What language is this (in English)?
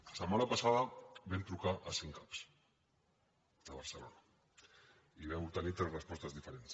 Catalan